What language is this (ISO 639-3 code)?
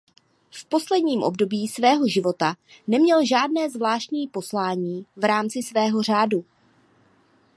ces